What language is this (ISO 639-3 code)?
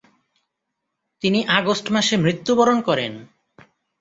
ben